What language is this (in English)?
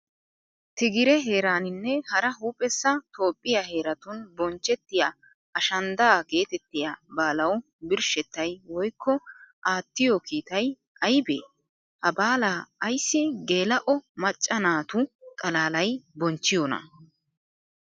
Wolaytta